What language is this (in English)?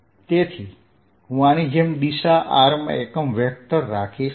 Gujarati